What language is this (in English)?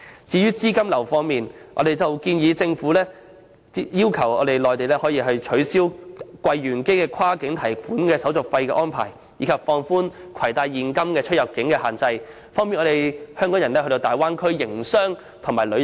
Cantonese